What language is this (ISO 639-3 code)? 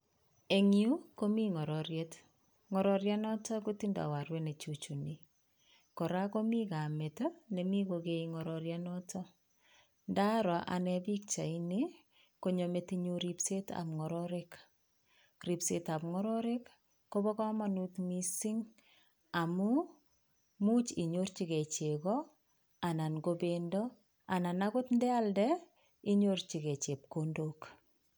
kln